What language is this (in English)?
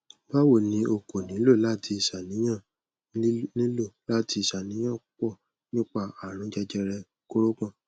Yoruba